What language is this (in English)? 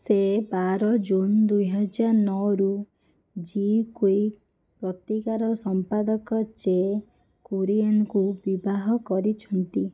Odia